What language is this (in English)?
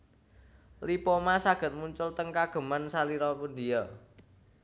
Javanese